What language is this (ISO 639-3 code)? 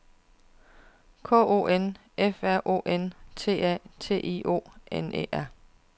dan